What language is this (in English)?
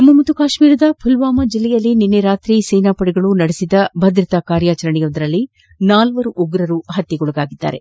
Kannada